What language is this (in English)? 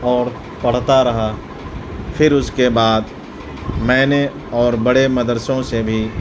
Urdu